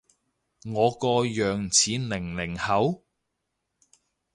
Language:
Cantonese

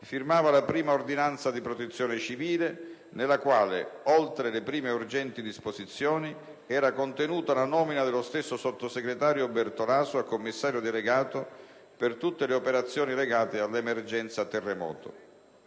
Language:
Italian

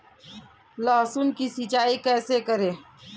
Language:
Hindi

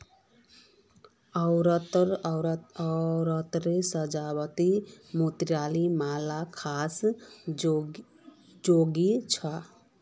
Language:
Magahi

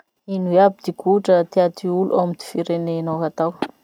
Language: Masikoro Malagasy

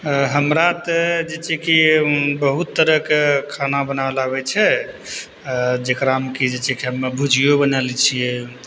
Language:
Maithili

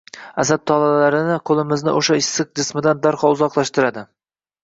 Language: Uzbek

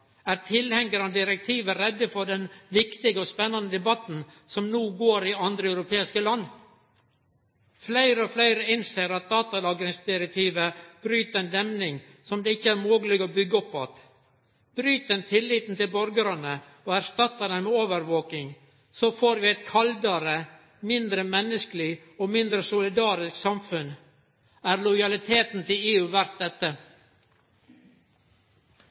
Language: Norwegian Nynorsk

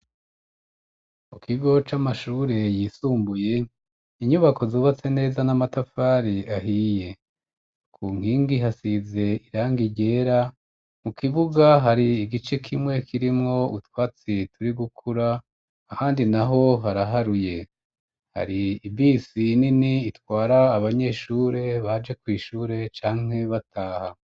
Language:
Rundi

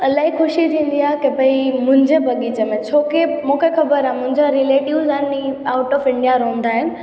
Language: Sindhi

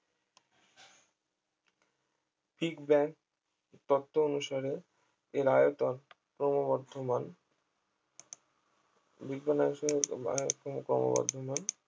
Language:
Bangla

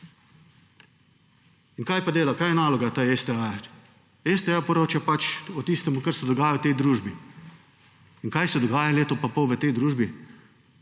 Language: Slovenian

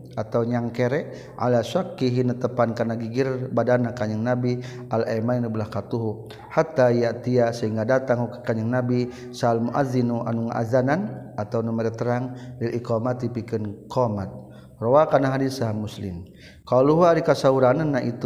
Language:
Malay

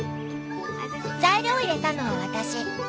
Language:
Japanese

